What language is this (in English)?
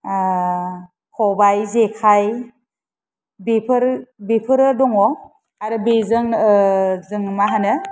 Bodo